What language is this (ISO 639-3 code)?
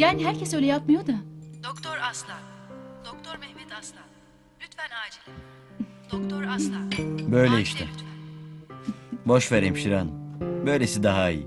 tur